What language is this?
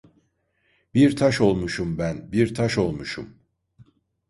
Turkish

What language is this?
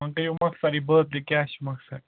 Kashmiri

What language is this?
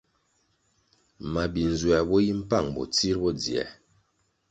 Kwasio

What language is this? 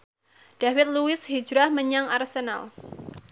Javanese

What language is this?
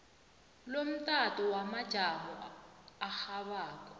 South Ndebele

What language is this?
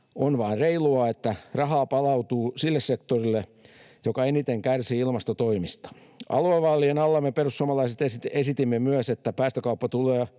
Finnish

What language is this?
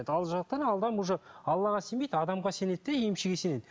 Kazakh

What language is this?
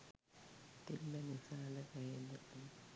Sinhala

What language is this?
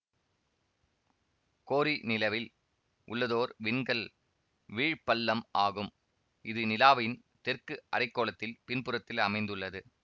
Tamil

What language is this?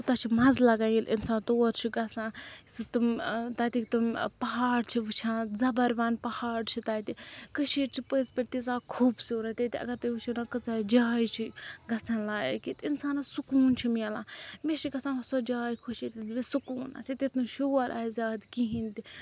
Kashmiri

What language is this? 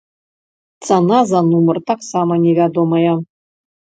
Belarusian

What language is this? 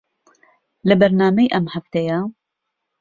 Central Kurdish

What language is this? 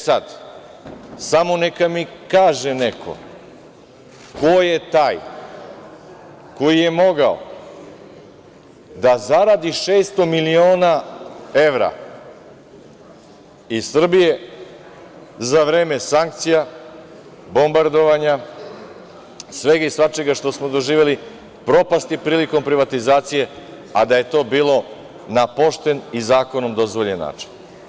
Serbian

